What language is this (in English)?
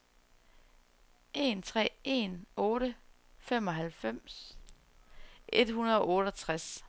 Danish